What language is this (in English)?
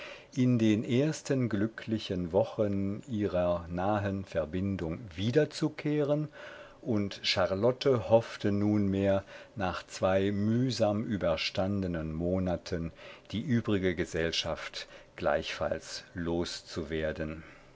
German